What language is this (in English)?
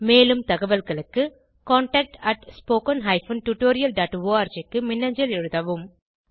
Tamil